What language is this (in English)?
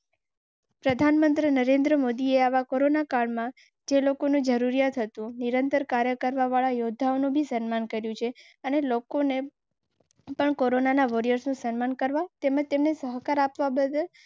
Gujarati